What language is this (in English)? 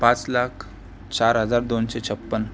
Marathi